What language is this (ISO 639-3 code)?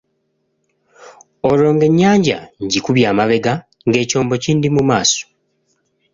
lug